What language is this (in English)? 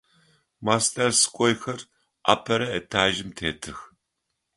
Adyghe